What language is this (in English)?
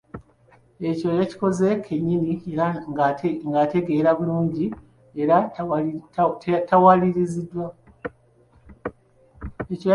Ganda